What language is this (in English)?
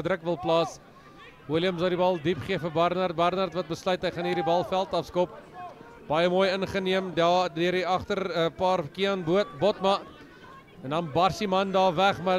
Dutch